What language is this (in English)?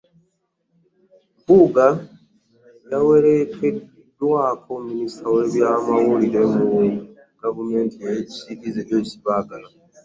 Ganda